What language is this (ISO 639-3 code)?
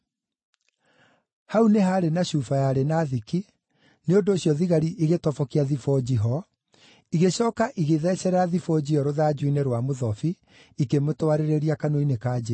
kik